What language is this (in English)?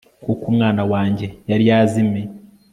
Kinyarwanda